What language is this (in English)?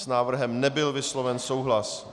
Czech